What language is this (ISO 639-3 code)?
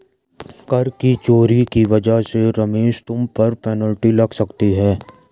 hin